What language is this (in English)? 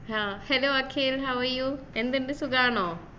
Malayalam